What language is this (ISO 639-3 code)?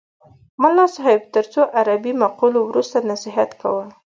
pus